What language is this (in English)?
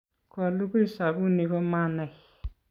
Kalenjin